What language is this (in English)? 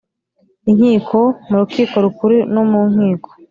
Kinyarwanda